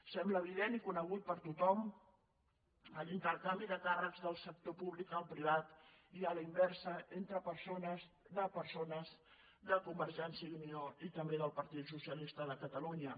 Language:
Catalan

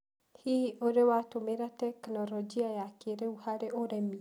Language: Kikuyu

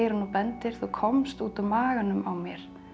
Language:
Icelandic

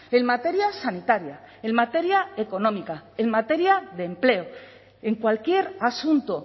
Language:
Spanish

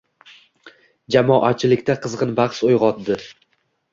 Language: Uzbek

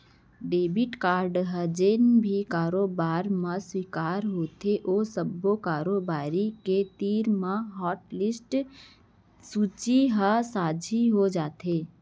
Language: Chhattisgarhi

